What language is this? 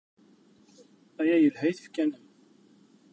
Kabyle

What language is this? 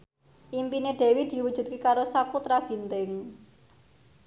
Javanese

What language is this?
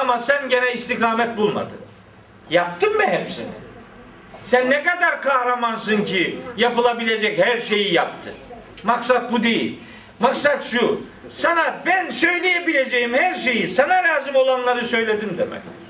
Turkish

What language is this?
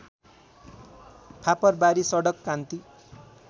Nepali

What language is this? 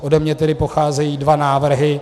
Czech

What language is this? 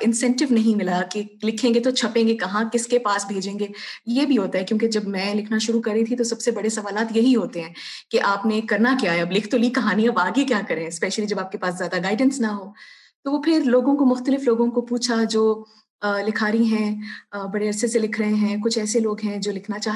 Urdu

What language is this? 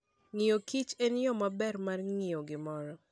Luo (Kenya and Tanzania)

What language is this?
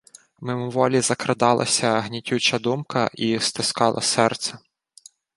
Ukrainian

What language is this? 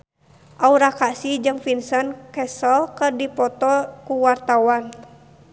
Sundanese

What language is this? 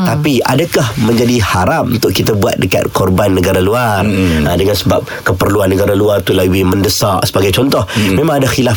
Malay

